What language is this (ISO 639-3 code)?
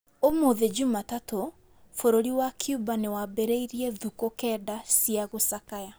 kik